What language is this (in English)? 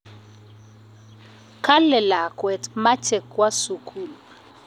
Kalenjin